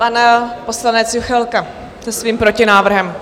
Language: Czech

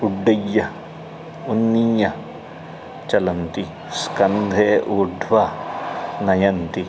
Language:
Sanskrit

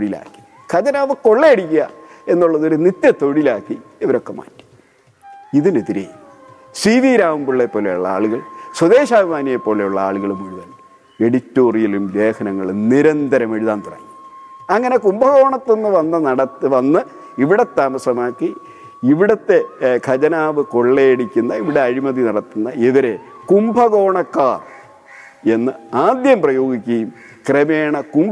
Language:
Malayalam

